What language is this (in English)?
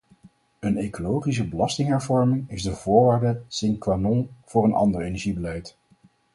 Dutch